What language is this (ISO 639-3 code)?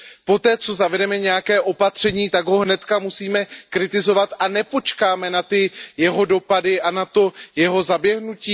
ces